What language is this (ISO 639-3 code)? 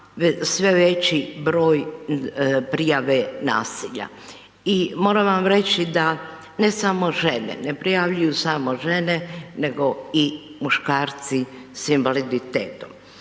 hrv